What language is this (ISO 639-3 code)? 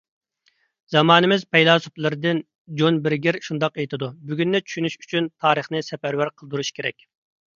uig